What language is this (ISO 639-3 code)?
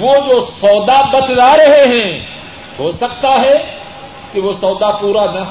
urd